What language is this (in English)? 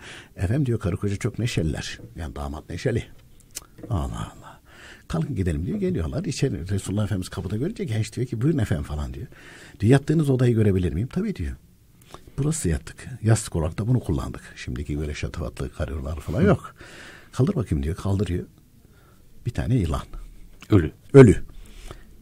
Turkish